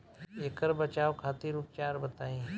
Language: Bhojpuri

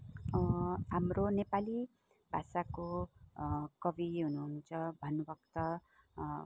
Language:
Nepali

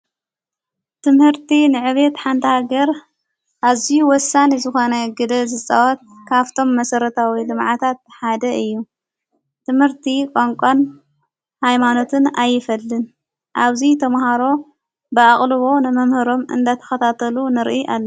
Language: Tigrinya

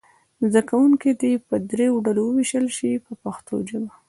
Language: Pashto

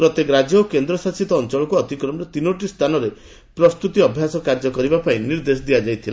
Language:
Odia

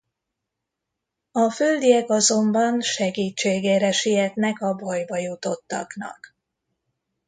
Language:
Hungarian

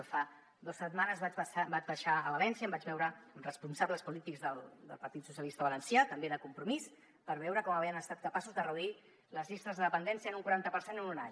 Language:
Catalan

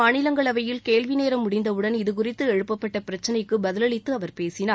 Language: Tamil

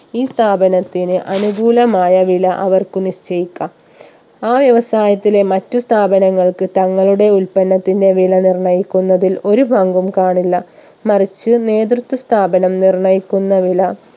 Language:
Malayalam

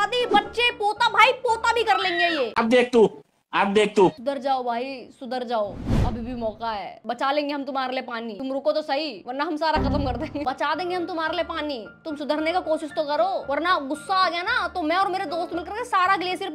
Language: Hindi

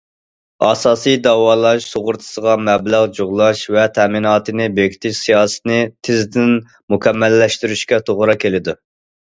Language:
Uyghur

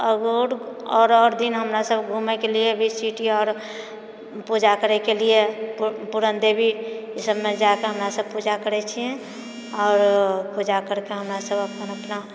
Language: Maithili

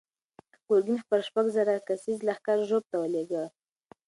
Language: Pashto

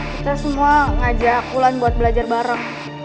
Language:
Indonesian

